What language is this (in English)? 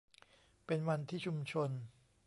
Thai